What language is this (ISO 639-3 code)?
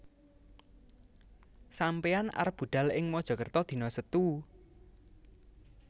jav